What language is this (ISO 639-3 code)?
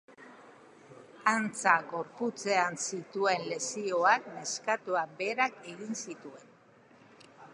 eus